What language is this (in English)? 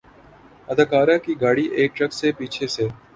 Urdu